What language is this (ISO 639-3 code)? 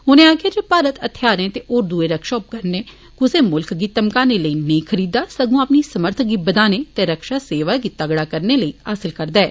doi